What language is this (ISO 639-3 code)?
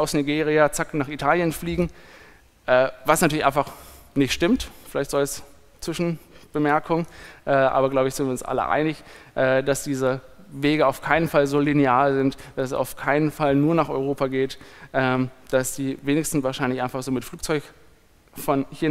deu